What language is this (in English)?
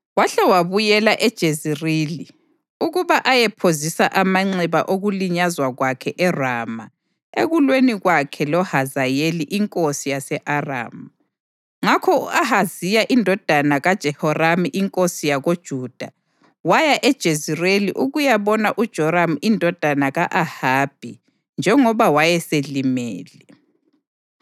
North Ndebele